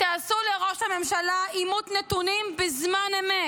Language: Hebrew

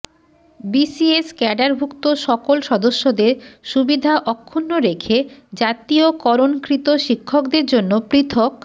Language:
Bangla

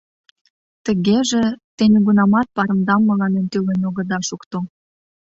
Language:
Mari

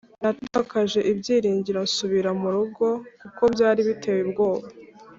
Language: Kinyarwanda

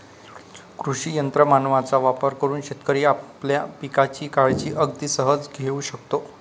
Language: Marathi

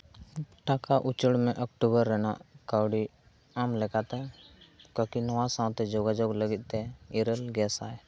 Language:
Santali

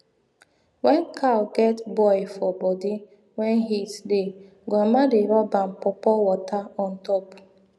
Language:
Nigerian Pidgin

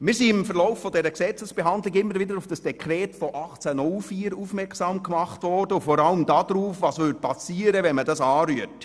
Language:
Swiss German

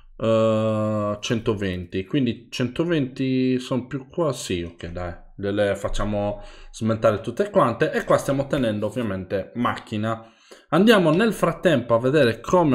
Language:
Italian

